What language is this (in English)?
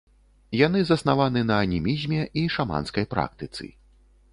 Belarusian